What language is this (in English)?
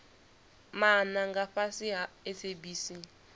Venda